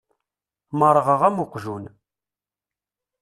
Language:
Kabyle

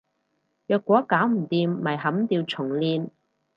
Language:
Cantonese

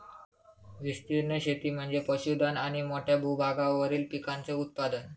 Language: Marathi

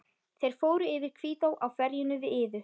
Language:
Icelandic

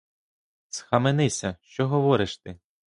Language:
Ukrainian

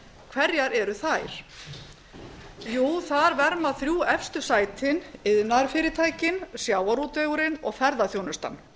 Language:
Icelandic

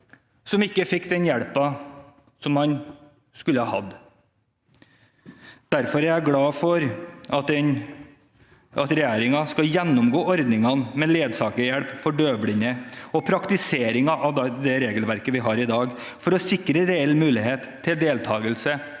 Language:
Norwegian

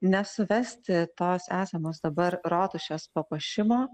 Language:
Lithuanian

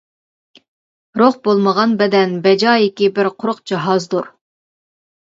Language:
Uyghur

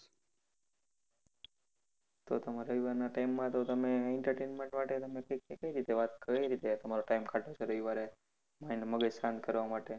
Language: Gujarati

